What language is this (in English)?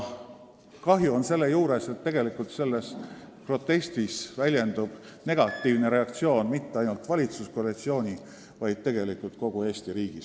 Estonian